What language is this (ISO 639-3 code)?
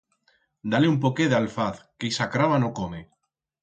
arg